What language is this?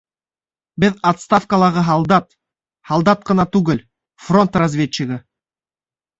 Bashkir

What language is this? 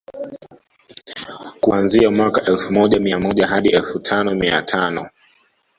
Swahili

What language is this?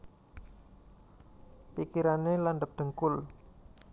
Javanese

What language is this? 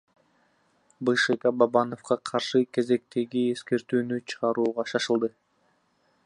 Kyrgyz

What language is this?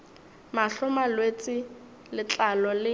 Northern Sotho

